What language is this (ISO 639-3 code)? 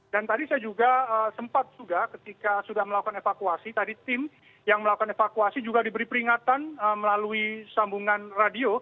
ind